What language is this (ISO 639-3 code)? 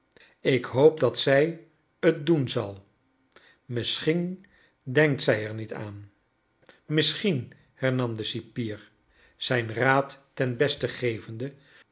nld